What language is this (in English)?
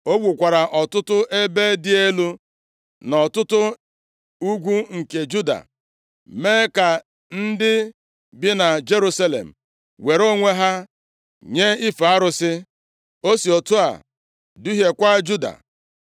Igbo